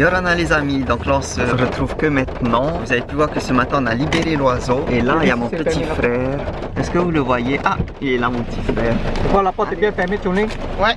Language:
French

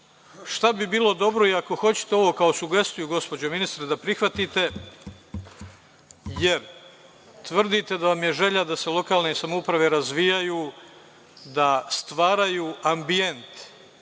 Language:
Serbian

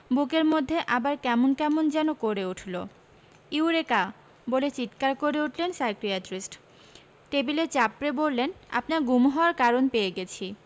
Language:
Bangla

